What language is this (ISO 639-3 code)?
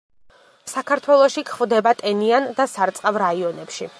kat